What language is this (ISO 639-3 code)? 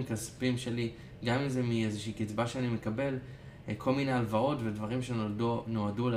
heb